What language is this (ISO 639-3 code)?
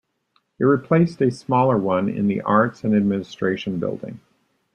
eng